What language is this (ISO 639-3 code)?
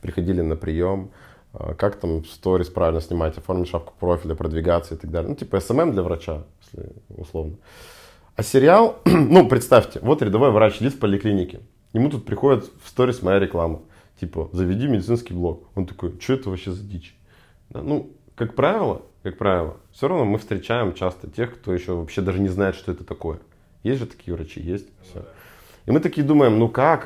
rus